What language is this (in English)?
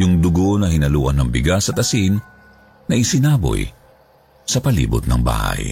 Filipino